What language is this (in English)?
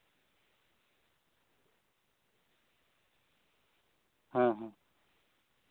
Santali